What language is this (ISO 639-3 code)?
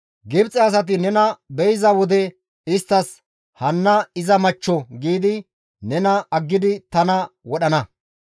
gmv